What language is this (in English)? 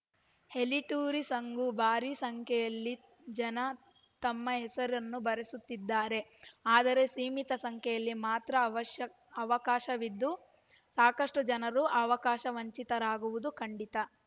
Kannada